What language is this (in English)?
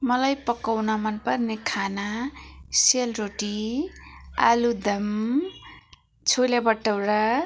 Nepali